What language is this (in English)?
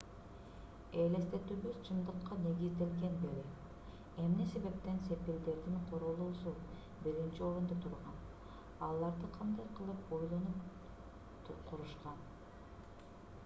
Kyrgyz